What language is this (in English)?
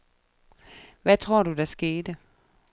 Danish